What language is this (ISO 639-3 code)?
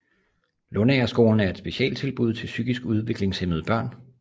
dan